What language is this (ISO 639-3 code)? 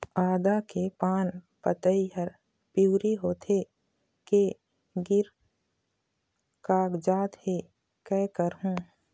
hne